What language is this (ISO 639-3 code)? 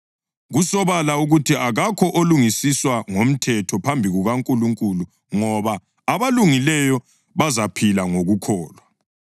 nde